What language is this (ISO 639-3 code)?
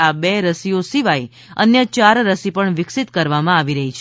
guj